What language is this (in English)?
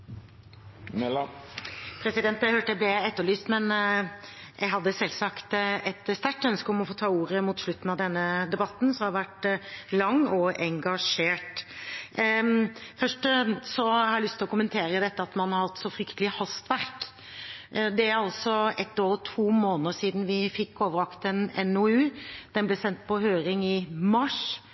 Norwegian